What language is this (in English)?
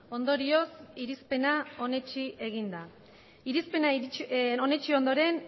Basque